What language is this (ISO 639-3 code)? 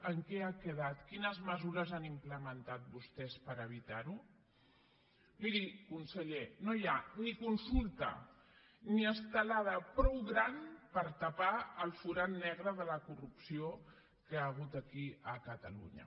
cat